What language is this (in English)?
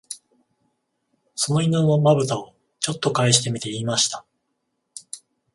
Japanese